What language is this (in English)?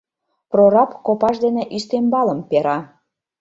Mari